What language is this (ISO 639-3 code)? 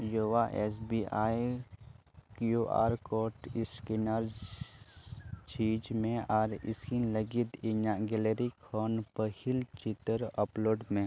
sat